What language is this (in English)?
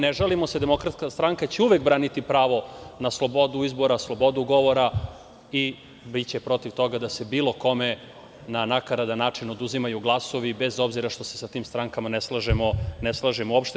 Serbian